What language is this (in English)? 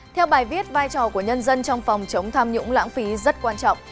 Vietnamese